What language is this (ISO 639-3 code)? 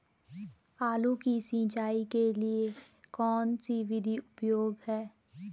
hin